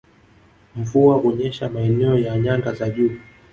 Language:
Swahili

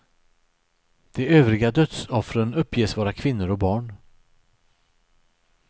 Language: Swedish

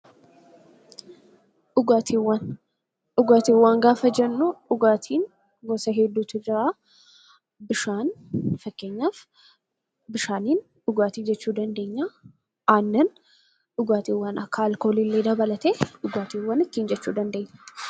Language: Oromo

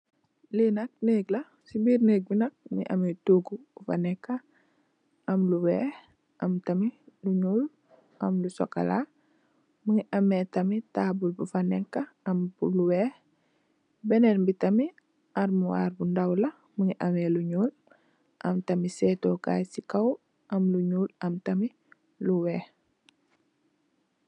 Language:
Wolof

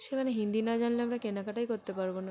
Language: Bangla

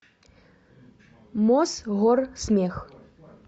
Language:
Russian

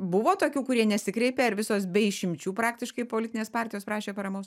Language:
Lithuanian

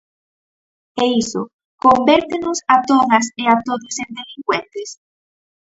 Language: Galician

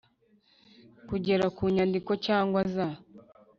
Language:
Kinyarwanda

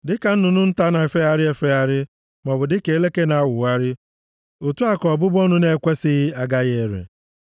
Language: Igbo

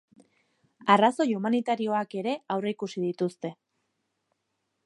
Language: Basque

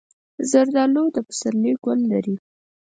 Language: Pashto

